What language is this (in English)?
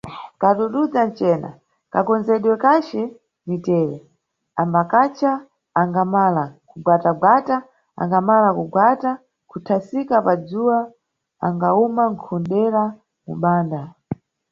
Nyungwe